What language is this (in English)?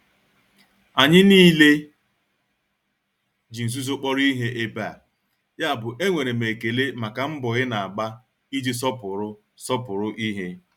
Igbo